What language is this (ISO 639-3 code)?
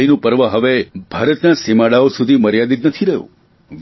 guj